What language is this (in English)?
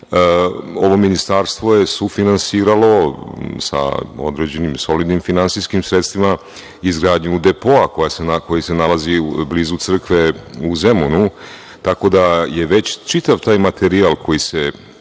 Serbian